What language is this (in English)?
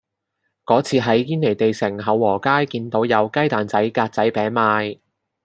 Cantonese